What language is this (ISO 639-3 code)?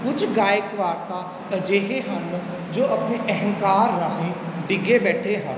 pan